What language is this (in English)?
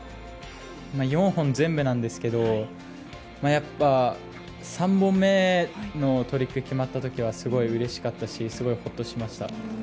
Japanese